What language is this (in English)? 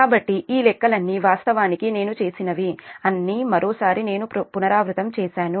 Telugu